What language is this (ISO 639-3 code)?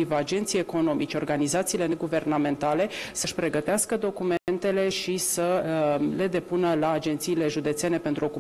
ron